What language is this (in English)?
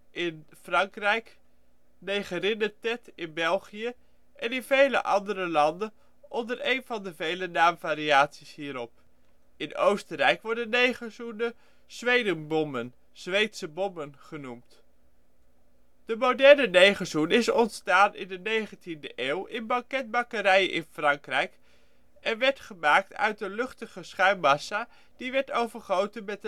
Dutch